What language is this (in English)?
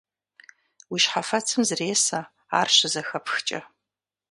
Kabardian